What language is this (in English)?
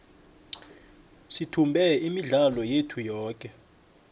South Ndebele